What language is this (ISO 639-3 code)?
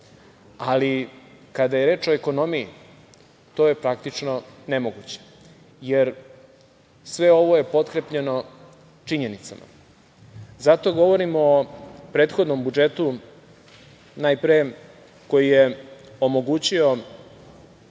srp